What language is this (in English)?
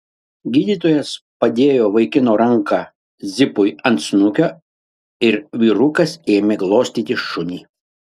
Lithuanian